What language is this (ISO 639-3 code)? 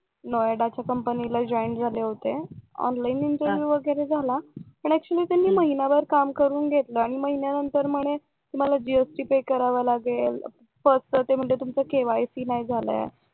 mar